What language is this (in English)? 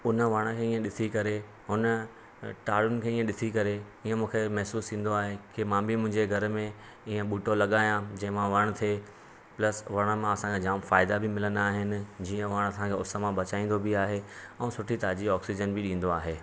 Sindhi